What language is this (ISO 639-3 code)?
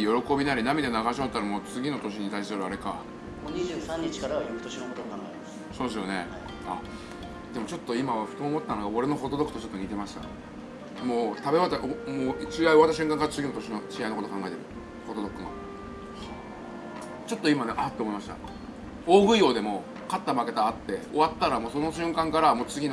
jpn